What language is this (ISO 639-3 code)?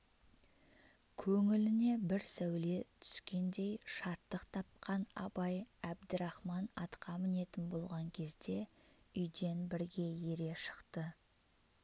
kaz